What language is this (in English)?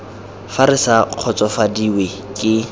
Tswana